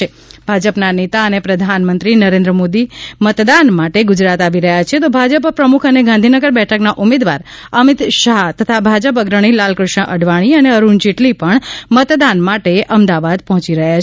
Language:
Gujarati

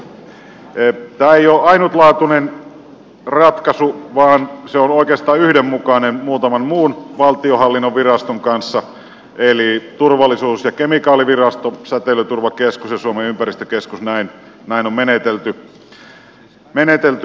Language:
Finnish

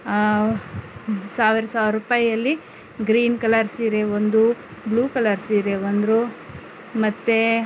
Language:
Kannada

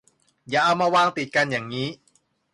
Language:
Thai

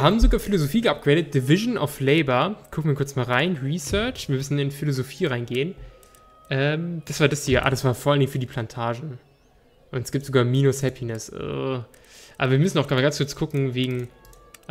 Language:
German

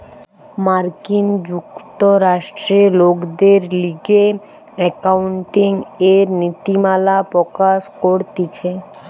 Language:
Bangla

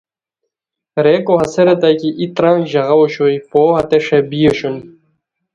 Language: Khowar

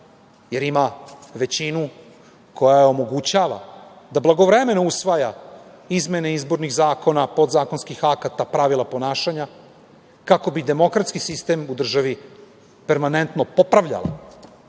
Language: Serbian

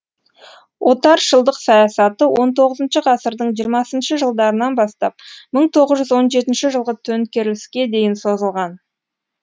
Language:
Kazakh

